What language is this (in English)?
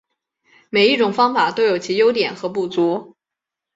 Chinese